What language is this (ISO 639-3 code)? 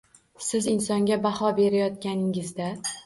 uzb